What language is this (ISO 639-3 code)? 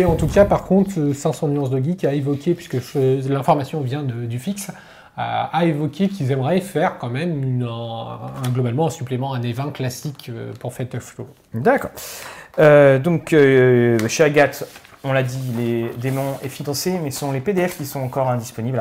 fra